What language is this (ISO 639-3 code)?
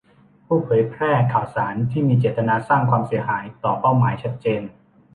tha